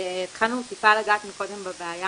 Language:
Hebrew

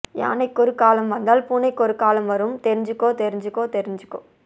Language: Tamil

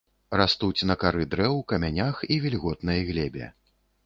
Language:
Belarusian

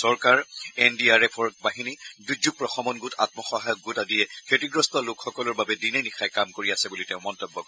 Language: Assamese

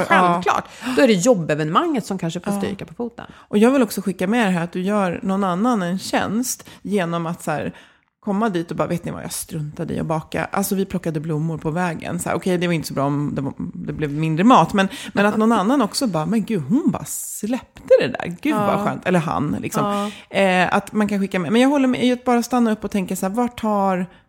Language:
Swedish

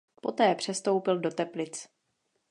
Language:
Czech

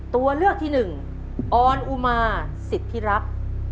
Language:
Thai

